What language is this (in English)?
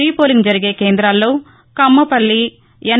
Telugu